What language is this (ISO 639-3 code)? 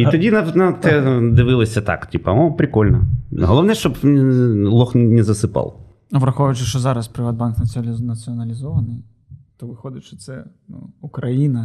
ukr